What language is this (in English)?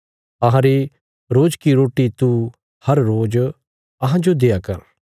Bilaspuri